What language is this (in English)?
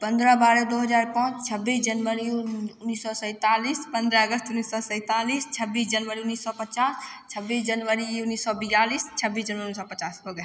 Maithili